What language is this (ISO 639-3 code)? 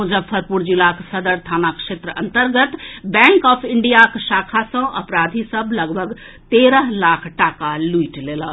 mai